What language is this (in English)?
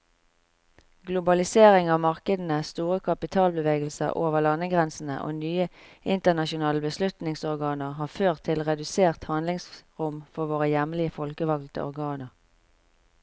Norwegian